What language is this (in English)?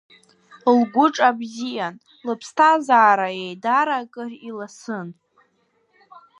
Abkhazian